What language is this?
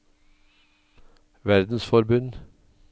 Norwegian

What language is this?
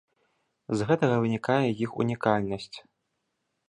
Belarusian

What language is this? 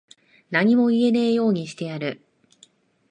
Japanese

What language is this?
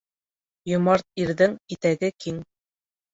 Bashkir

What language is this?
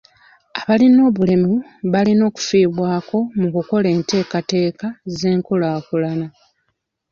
Ganda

